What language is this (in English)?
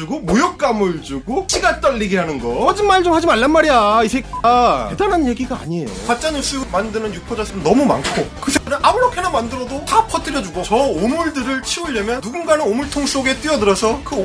Korean